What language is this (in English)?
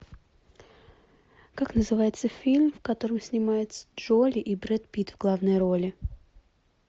Russian